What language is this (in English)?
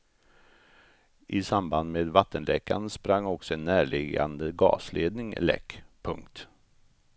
Swedish